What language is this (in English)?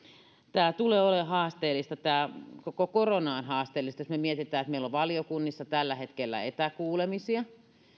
Finnish